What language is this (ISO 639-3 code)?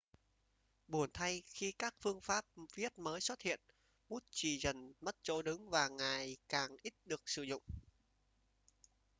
vie